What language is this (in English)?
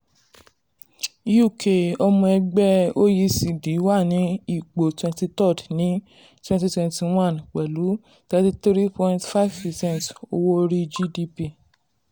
Yoruba